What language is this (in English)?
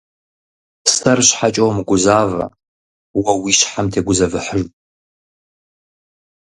Kabardian